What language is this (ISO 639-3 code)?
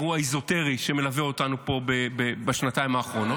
heb